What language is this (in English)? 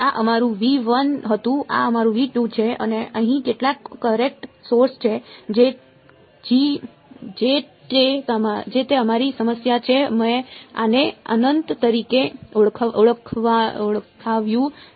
Gujarati